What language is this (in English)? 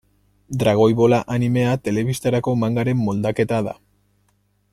Basque